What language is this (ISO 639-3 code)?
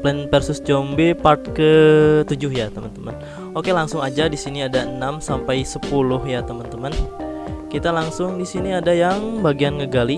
ind